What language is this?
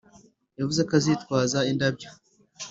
Kinyarwanda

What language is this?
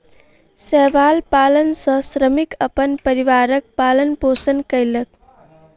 Maithili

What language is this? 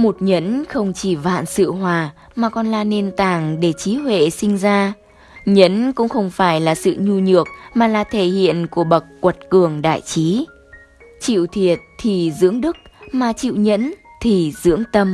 Vietnamese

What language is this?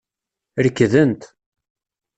Kabyle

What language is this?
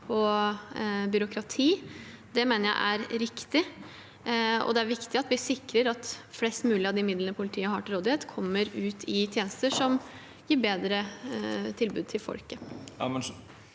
Norwegian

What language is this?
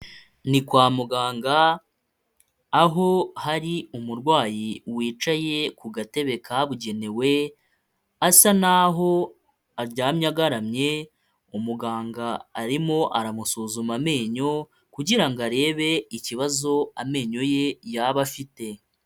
Kinyarwanda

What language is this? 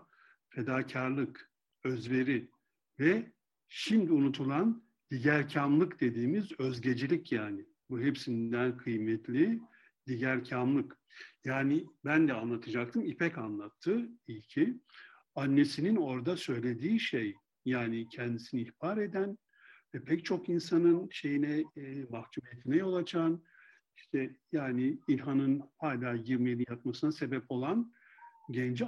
Turkish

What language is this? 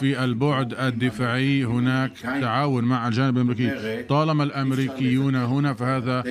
Arabic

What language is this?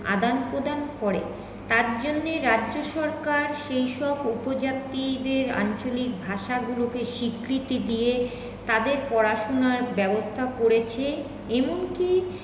Bangla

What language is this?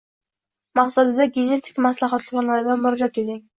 Uzbek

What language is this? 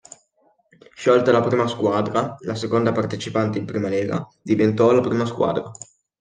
Italian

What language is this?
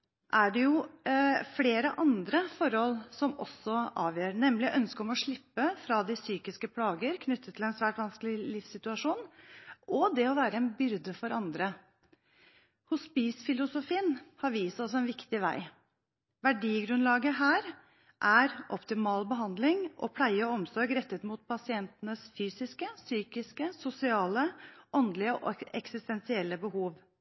Norwegian Bokmål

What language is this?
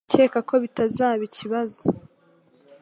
Kinyarwanda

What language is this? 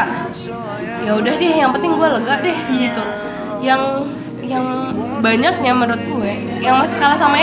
Indonesian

